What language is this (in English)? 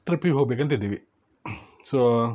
Kannada